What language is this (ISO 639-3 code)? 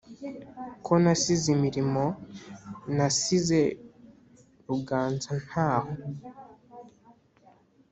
kin